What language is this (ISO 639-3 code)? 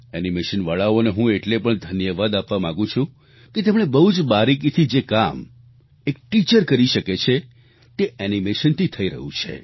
guj